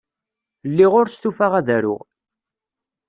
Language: Kabyle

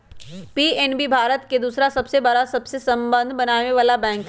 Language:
Magahi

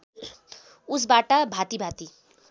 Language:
Nepali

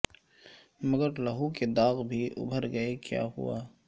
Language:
Urdu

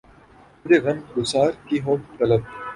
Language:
Urdu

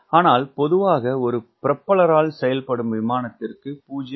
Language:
Tamil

